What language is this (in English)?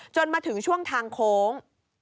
Thai